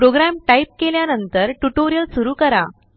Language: Marathi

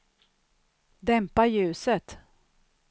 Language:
Swedish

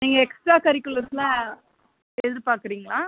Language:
Tamil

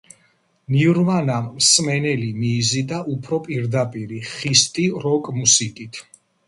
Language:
Georgian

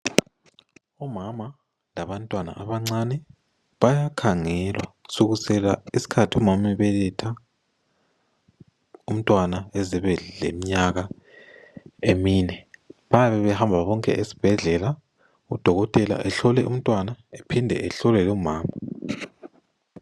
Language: North Ndebele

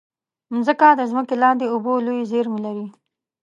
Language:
Pashto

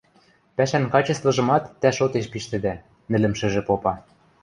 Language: Western Mari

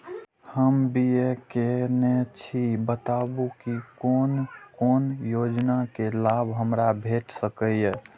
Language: Maithili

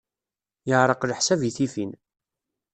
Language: Kabyle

